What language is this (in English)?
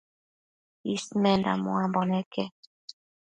Matsés